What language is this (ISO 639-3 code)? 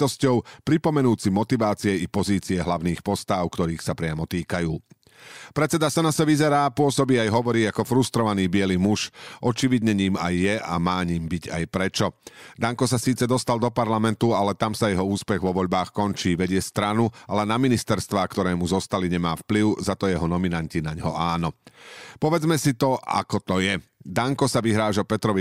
slk